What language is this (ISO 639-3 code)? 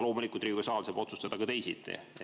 est